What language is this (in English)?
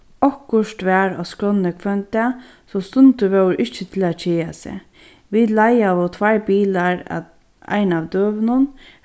Faroese